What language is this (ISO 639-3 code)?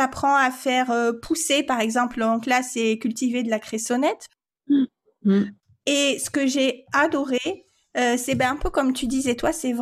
fra